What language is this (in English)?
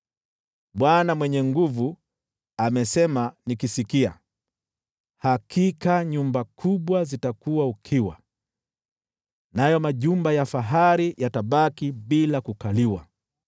Swahili